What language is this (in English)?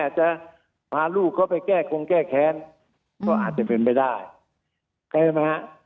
Thai